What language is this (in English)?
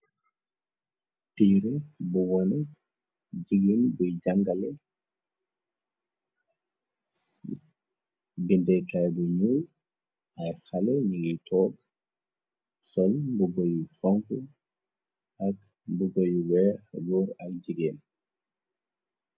Wolof